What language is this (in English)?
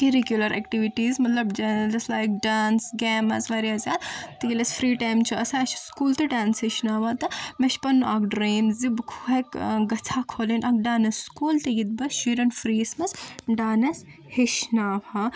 Kashmiri